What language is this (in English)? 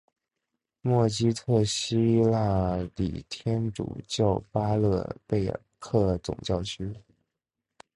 Chinese